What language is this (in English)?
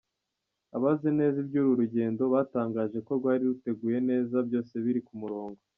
Kinyarwanda